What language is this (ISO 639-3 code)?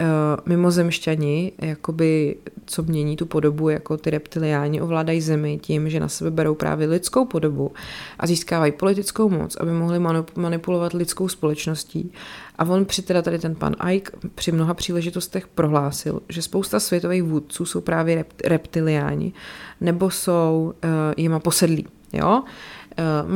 ces